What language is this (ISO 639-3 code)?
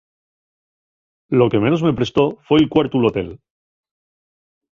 ast